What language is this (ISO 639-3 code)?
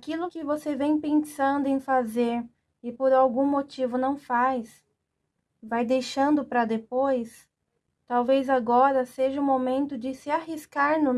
por